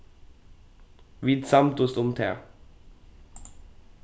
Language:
Faroese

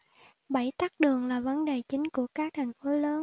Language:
Vietnamese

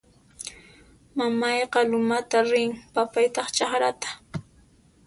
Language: Puno Quechua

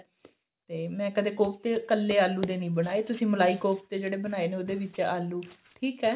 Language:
Punjabi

